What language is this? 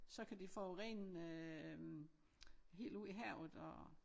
Danish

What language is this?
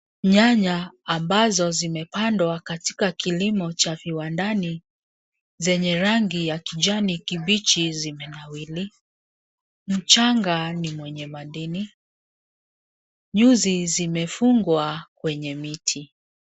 Swahili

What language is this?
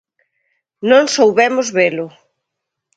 Galician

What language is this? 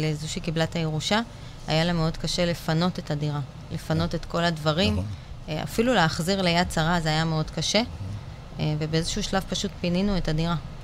Hebrew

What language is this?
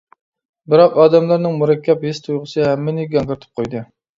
Uyghur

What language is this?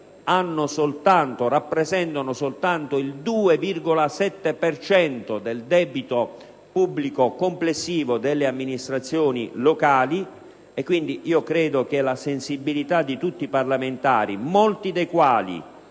Italian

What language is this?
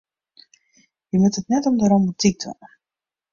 Western Frisian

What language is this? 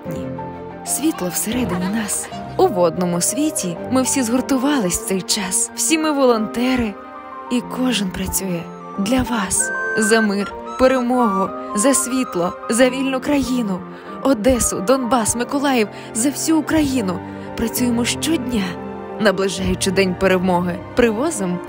Ukrainian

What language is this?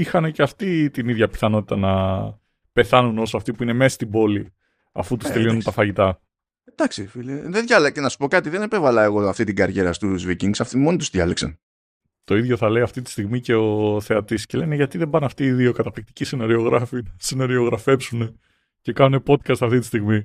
Greek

